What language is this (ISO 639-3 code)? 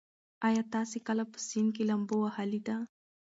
pus